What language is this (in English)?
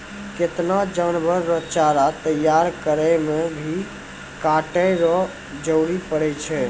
Maithili